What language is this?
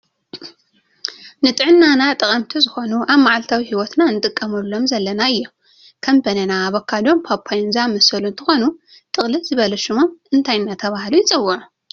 Tigrinya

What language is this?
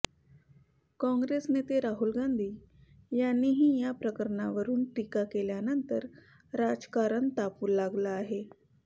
Marathi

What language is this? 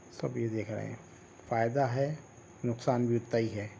Urdu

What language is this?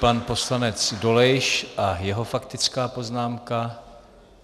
Czech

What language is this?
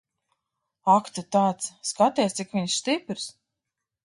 Latvian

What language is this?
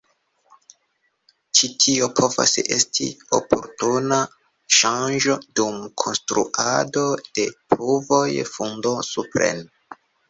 Esperanto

